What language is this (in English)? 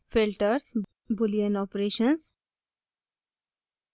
Hindi